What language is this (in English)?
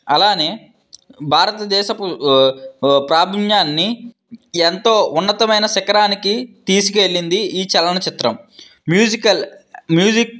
Telugu